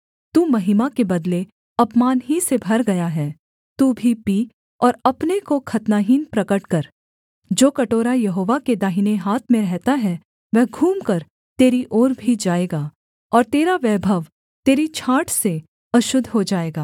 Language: Hindi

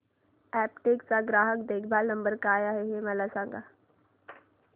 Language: Marathi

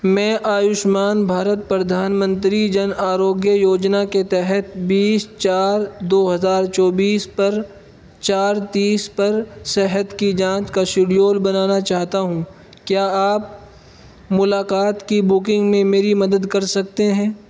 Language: Urdu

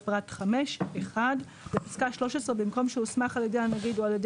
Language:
Hebrew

